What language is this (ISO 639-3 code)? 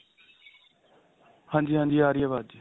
pan